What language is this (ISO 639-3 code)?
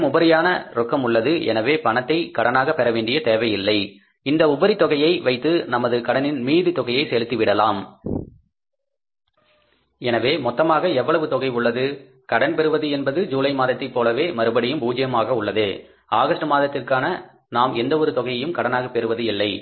tam